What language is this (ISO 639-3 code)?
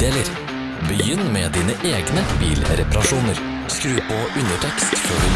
nor